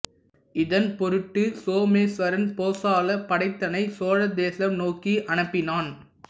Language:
Tamil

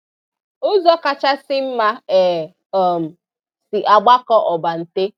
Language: Igbo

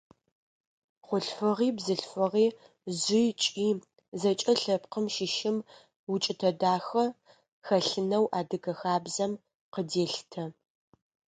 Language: Adyghe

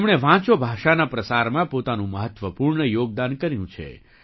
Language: Gujarati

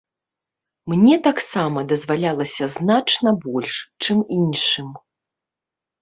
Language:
Belarusian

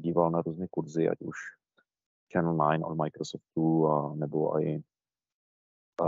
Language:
Czech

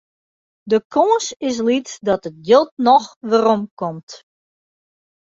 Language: Western Frisian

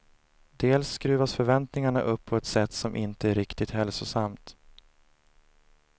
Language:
Swedish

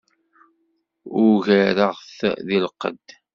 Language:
Kabyle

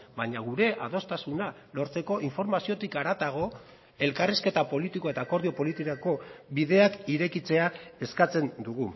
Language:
Basque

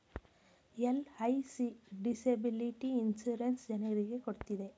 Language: Kannada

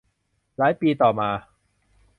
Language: Thai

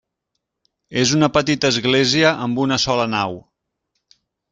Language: Catalan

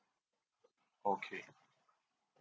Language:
English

